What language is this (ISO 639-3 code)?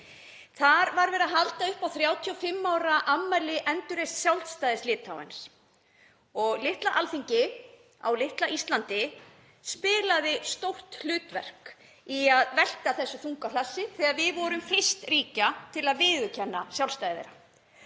isl